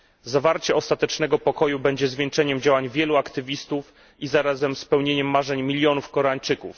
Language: Polish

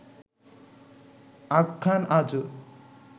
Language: Bangla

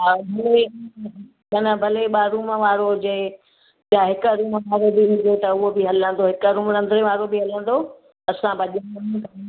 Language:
Sindhi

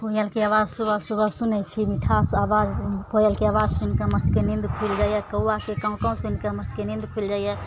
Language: Maithili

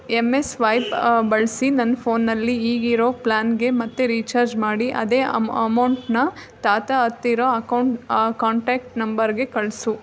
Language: Kannada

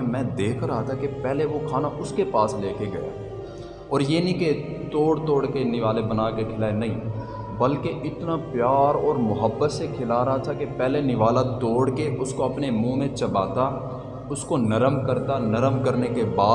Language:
Urdu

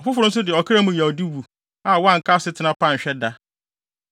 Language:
Akan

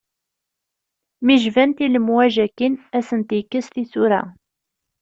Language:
Kabyle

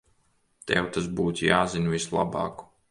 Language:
Latvian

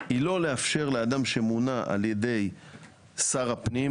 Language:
Hebrew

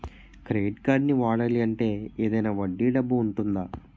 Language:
Telugu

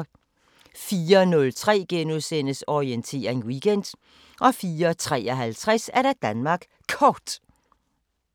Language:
Danish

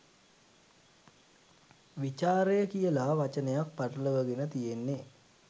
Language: Sinhala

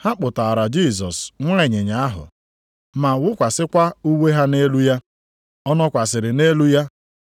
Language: Igbo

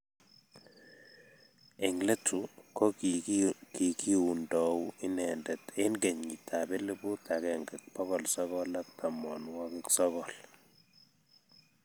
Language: Kalenjin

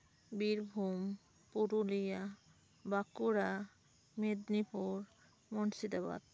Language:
Santali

